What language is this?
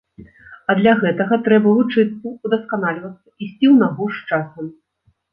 Belarusian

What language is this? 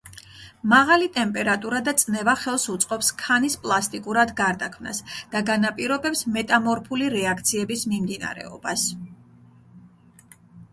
Georgian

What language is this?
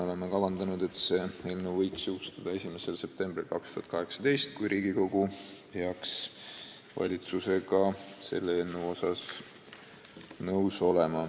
Estonian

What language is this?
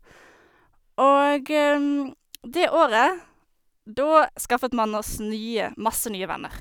Norwegian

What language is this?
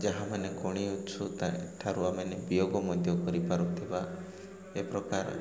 Odia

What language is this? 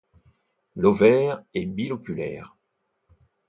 French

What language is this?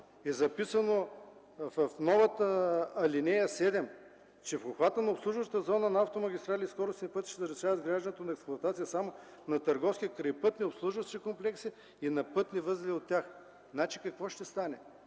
Bulgarian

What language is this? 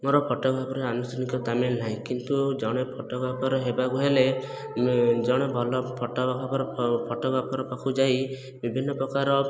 Odia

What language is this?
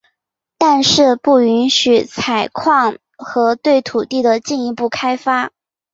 Chinese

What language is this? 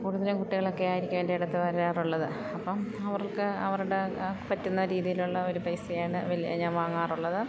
Malayalam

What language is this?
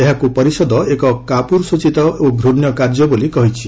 Odia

